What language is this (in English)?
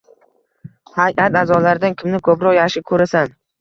Uzbek